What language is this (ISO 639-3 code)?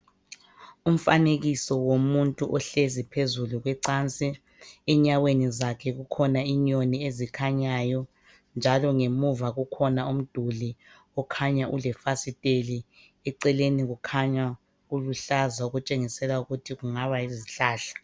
nde